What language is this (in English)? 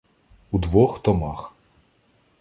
Ukrainian